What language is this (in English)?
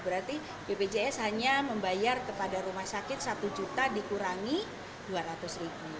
Indonesian